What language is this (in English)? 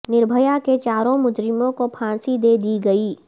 Urdu